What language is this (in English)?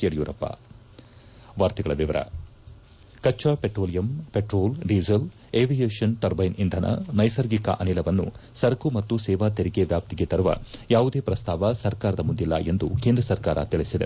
Kannada